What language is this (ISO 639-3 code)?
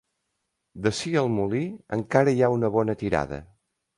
cat